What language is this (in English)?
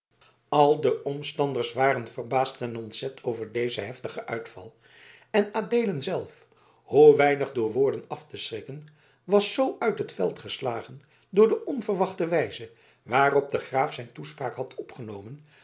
Dutch